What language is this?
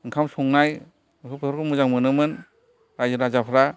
Bodo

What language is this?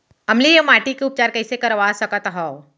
Chhattisgarhi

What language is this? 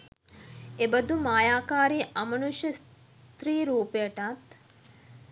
Sinhala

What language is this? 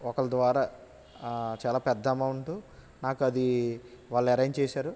Telugu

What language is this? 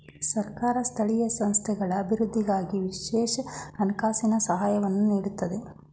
Kannada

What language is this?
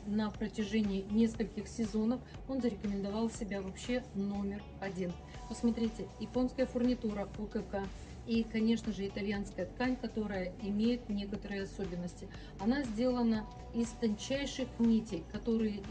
Russian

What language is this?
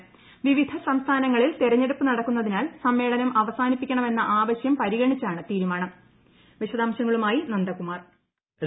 Malayalam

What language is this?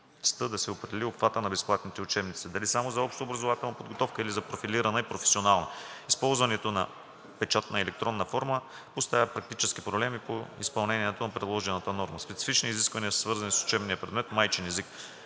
Bulgarian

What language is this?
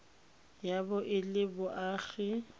Tswana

